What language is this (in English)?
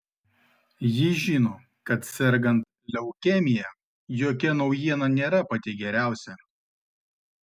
Lithuanian